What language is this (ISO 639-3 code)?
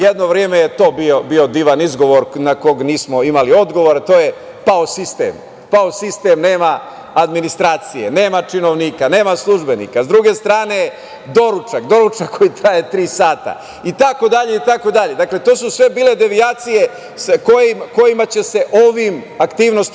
srp